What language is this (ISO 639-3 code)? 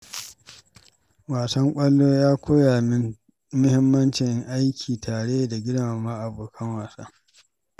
hau